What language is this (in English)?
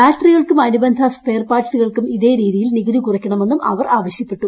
Malayalam